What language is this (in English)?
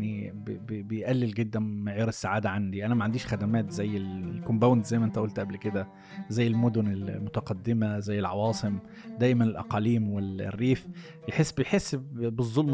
Arabic